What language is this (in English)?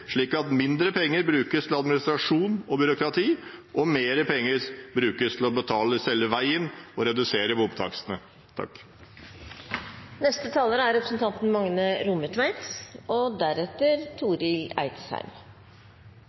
Norwegian